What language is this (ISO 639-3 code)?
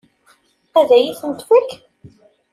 kab